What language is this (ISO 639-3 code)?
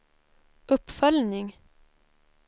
swe